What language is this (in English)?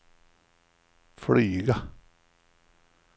Swedish